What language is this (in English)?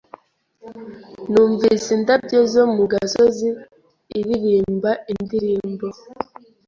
Kinyarwanda